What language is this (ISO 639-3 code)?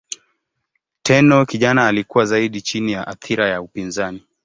swa